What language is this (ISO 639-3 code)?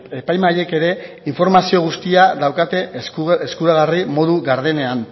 eus